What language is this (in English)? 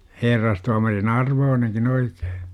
Finnish